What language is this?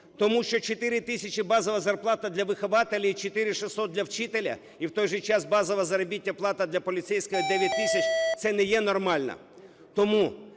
Ukrainian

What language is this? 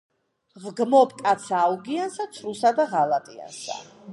Georgian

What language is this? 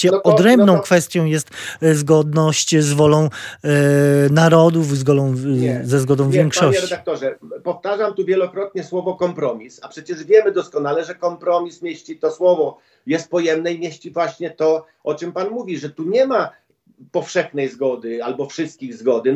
Polish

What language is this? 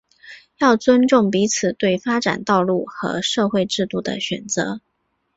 Chinese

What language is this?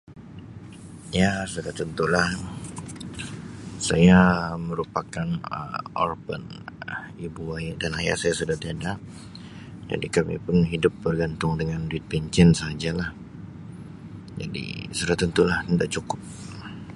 Sabah Malay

